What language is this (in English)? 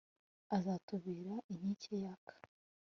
Kinyarwanda